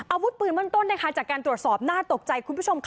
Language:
Thai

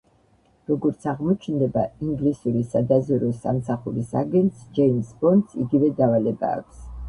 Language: Georgian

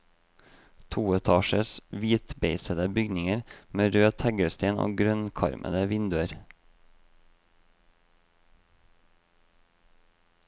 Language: Norwegian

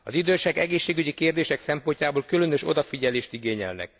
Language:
Hungarian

